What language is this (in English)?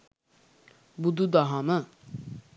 Sinhala